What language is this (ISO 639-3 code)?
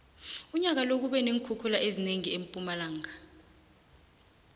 nbl